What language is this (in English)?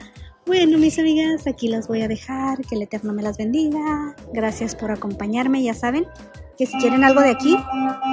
Spanish